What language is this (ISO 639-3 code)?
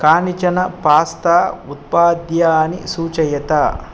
san